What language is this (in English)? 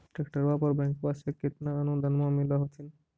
Magahi